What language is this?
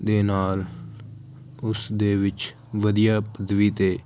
Punjabi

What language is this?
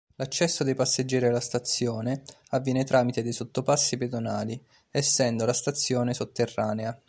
Italian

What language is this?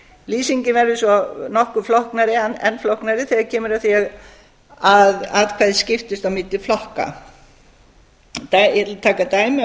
Icelandic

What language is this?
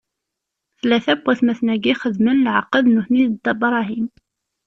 Kabyle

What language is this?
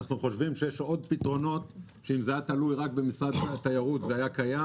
Hebrew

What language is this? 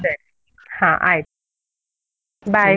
Kannada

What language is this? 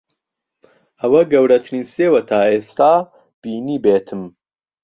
Central Kurdish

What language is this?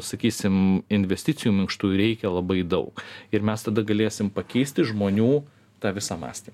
Lithuanian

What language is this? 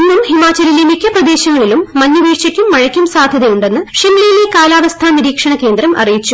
Malayalam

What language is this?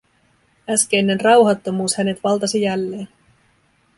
Finnish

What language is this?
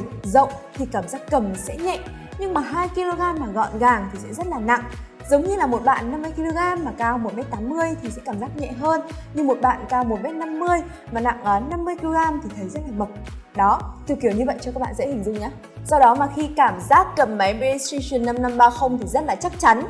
Vietnamese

